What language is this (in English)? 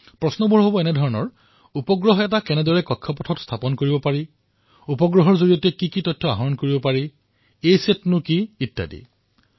Assamese